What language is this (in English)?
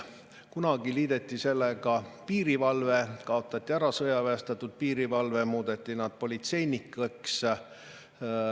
Estonian